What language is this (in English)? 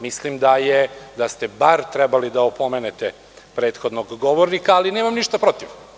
Serbian